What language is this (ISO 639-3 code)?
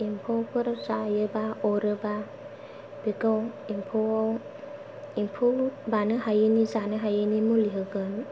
brx